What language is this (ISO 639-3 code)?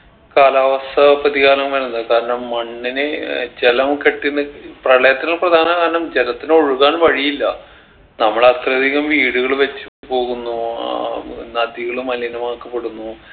mal